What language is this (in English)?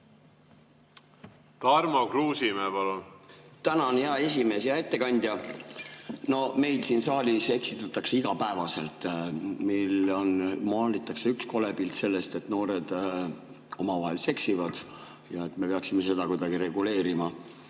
Estonian